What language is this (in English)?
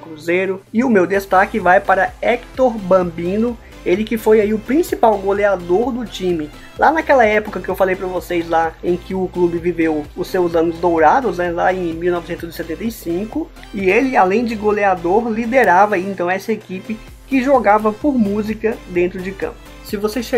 Portuguese